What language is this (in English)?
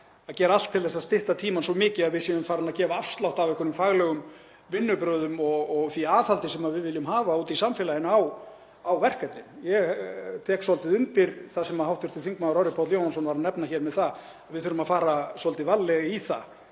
Icelandic